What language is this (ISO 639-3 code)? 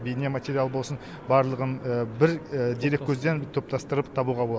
kaz